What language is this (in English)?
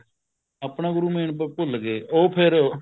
Punjabi